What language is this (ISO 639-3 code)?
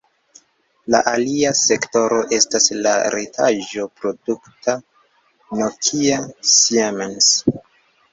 epo